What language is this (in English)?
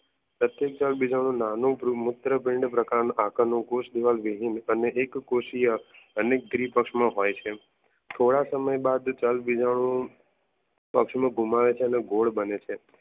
Gujarati